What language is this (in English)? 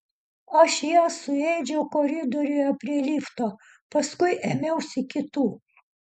Lithuanian